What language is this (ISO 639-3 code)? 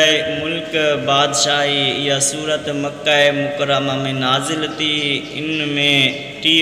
ara